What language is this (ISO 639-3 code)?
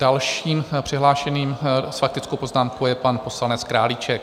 ces